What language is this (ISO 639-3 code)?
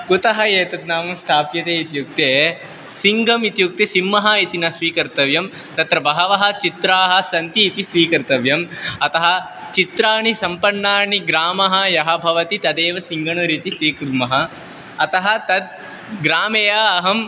san